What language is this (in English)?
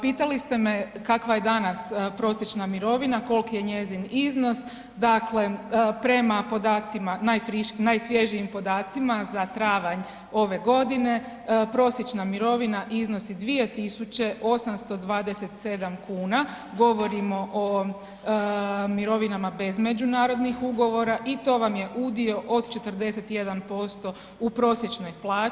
Croatian